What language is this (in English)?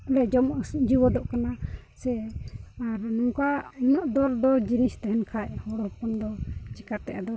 Santali